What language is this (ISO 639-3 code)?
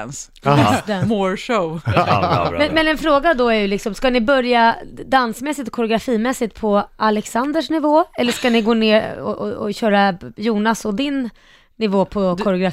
swe